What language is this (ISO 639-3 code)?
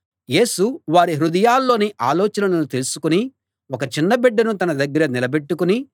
tel